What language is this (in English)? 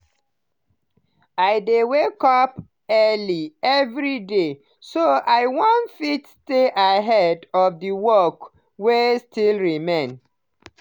Nigerian Pidgin